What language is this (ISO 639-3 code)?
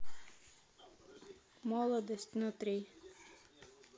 rus